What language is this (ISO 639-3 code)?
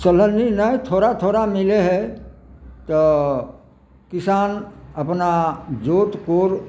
mai